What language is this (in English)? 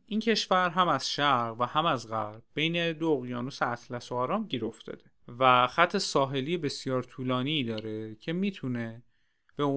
Persian